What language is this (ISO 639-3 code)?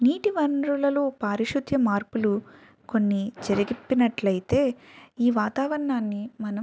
tel